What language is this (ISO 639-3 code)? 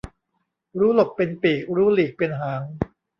tha